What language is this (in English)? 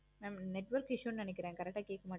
Tamil